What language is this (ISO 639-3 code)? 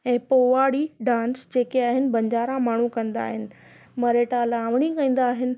snd